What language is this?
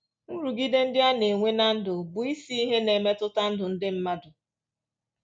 Igbo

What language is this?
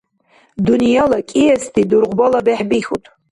Dargwa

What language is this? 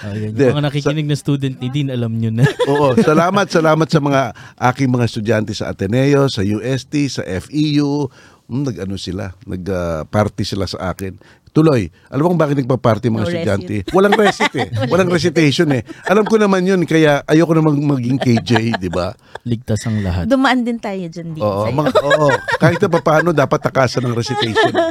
Filipino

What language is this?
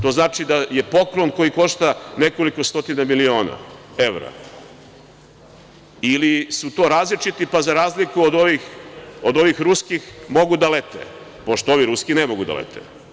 Serbian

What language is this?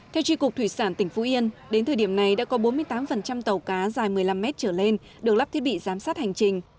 Vietnamese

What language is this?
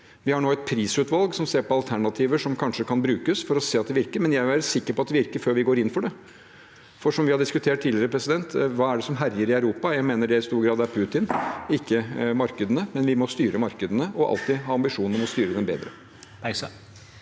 Norwegian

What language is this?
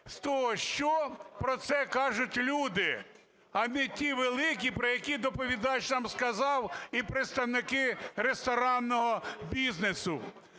Ukrainian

